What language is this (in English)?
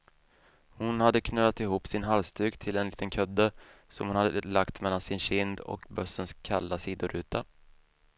Swedish